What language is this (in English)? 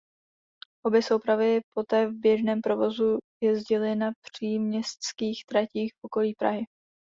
Czech